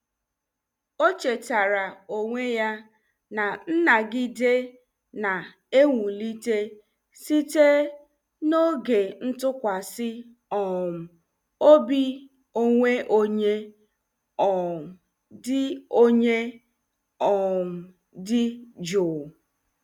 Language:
Igbo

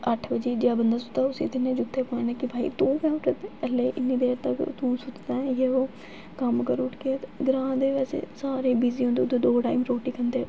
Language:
Dogri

